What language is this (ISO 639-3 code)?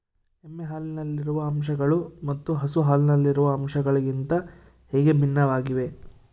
kan